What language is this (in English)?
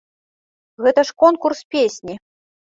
Belarusian